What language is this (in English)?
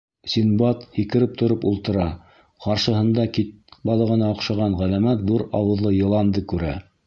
Bashkir